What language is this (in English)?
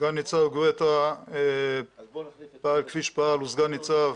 Hebrew